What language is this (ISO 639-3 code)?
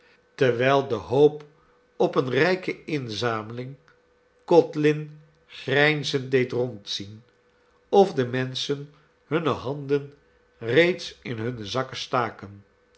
nld